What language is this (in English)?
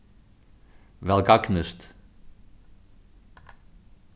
Faroese